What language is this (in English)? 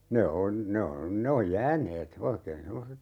Finnish